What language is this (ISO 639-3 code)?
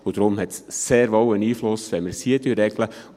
gsw